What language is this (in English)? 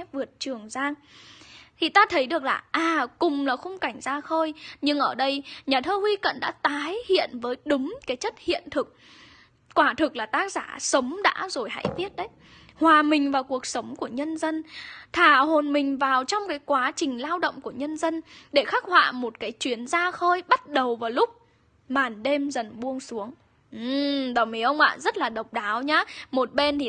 Vietnamese